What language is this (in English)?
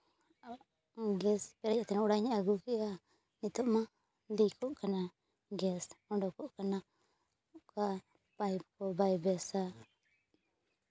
Santali